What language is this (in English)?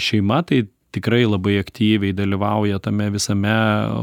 Lithuanian